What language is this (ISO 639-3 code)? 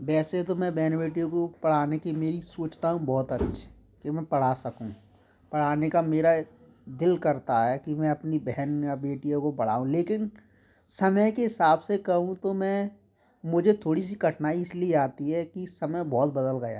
hin